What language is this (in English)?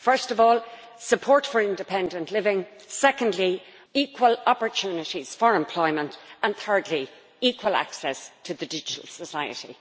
English